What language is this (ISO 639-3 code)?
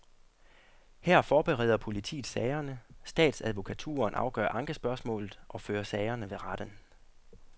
dan